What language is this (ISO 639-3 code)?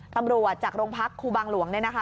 tha